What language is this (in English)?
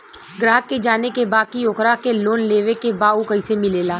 Bhojpuri